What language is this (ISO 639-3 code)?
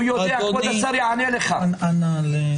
heb